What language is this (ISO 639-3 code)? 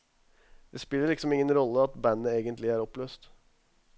nor